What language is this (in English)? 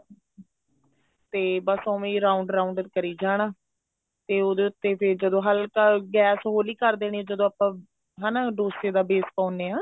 Punjabi